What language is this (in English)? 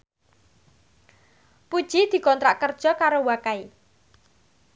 Javanese